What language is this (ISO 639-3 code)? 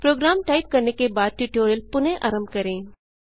hin